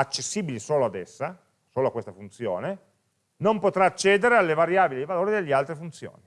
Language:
Italian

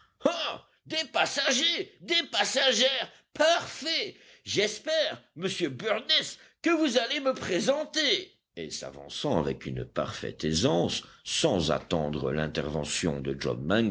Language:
French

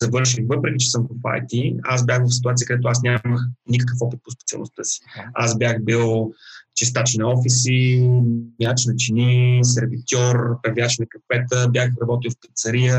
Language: Bulgarian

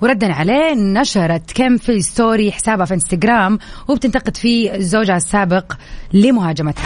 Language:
Arabic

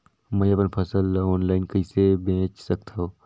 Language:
Chhattisgarhi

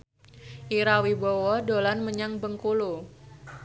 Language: Javanese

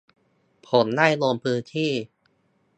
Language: Thai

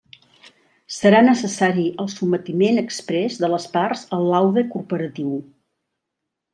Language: Catalan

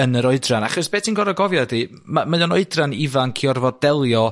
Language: Welsh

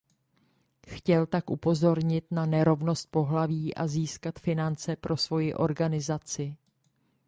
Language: Czech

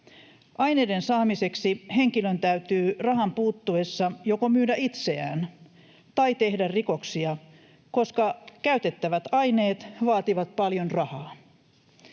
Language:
Finnish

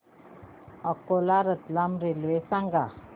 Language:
Marathi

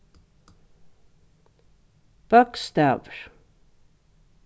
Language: Faroese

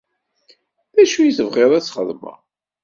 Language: Kabyle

